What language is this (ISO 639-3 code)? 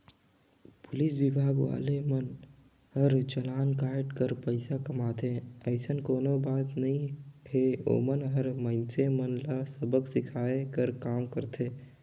hne